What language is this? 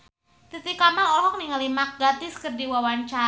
Sundanese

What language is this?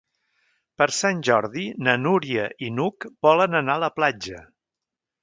Catalan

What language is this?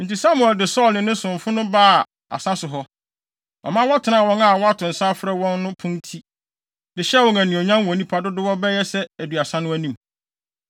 Akan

